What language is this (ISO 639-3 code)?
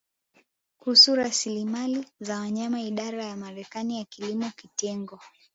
swa